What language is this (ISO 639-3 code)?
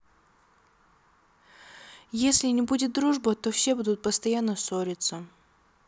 rus